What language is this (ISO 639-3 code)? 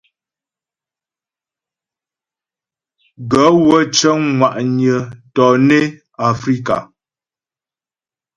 bbj